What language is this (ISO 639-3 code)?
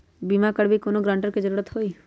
mag